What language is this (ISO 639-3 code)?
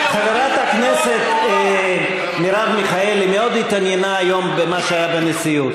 heb